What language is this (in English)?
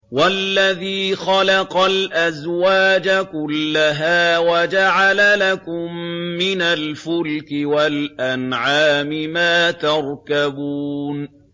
Arabic